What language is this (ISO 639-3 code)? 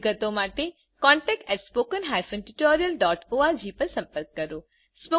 guj